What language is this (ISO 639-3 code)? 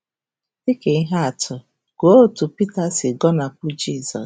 ibo